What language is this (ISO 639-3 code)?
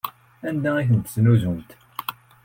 kab